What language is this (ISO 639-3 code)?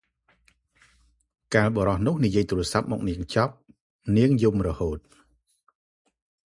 khm